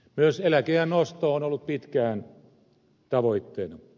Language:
Finnish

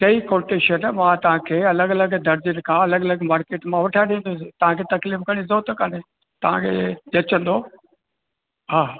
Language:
Sindhi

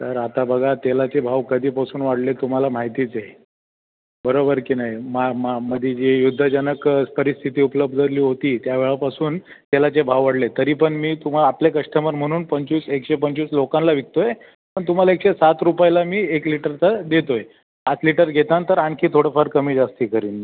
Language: Marathi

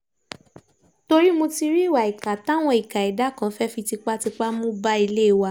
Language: Yoruba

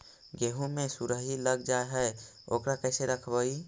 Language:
Magahi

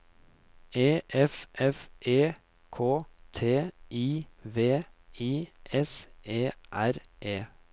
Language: Norwegian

